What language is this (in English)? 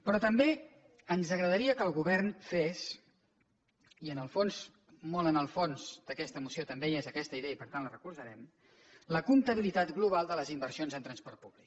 Catalan